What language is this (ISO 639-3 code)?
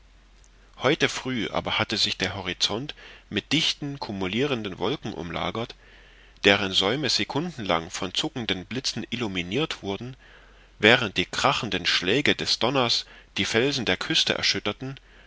deu